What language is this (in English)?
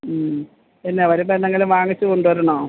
Malayalam